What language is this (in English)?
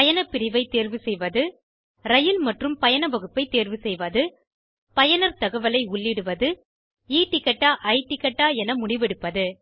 Tamil